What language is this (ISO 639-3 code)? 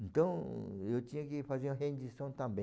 por